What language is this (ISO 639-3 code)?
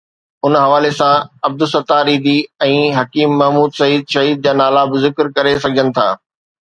snd